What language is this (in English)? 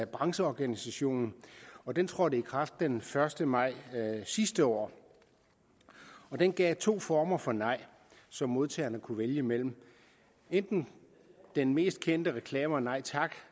Danish